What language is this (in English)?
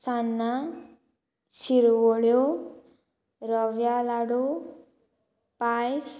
Konkani